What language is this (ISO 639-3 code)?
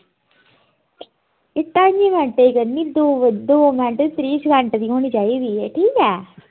doi